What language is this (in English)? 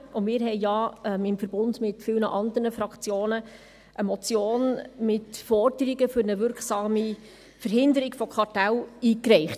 Swiss German